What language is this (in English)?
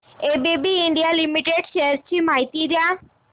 Marathi